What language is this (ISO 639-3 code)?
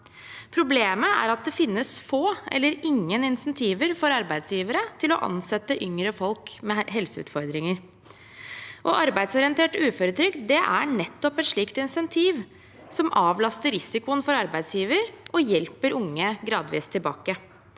nor